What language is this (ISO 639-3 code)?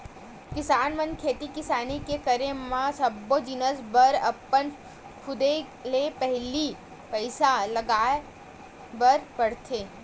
hne